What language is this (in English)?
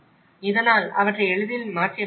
Tamil